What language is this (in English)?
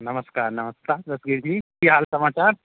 Maithili